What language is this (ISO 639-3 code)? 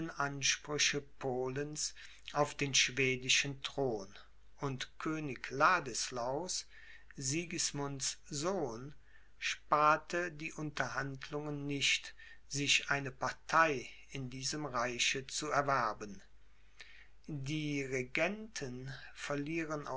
deu